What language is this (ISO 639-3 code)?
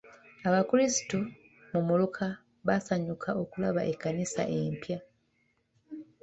lug